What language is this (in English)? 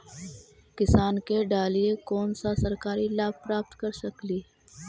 Magahi